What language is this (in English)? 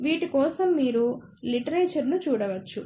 Telugu